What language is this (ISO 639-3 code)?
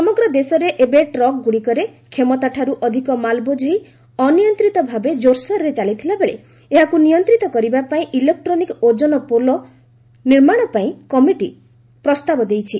ori